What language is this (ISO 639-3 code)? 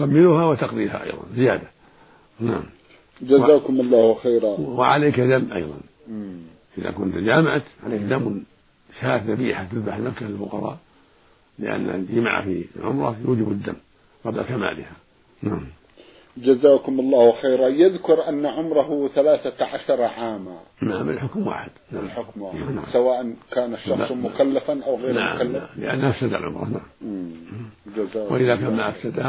ara